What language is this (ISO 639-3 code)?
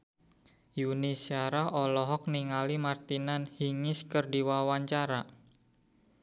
sun